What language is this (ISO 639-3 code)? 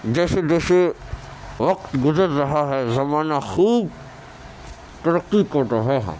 urd